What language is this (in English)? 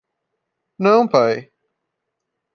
Portuguese